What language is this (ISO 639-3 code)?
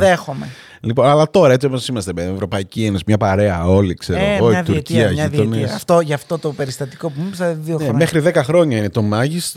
ell